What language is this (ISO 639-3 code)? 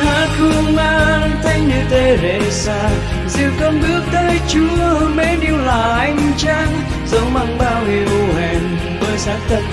vie